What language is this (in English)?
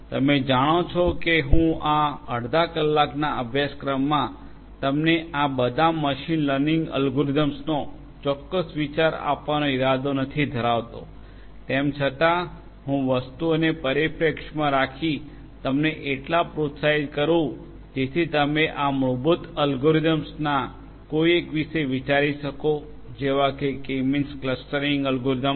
Gujarati